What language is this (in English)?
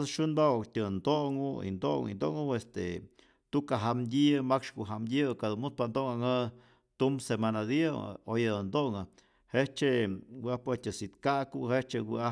Rayón Zoque